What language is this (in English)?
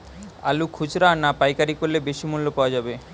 Bangla